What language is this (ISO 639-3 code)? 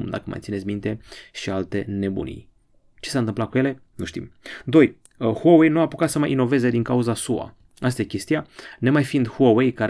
ron